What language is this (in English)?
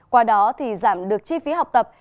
Vietnamese